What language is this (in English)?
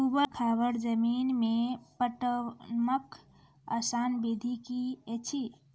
Maithili